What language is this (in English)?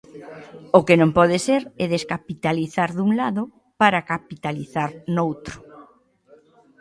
Galician